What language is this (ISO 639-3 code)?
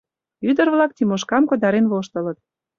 chm